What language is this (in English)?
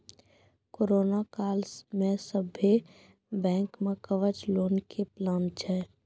Maithili